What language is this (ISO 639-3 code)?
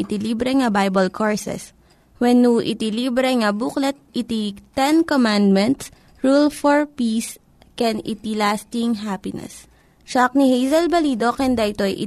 fil